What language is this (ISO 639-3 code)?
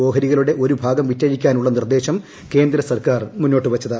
mal